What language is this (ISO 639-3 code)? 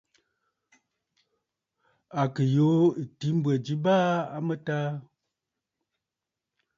bfd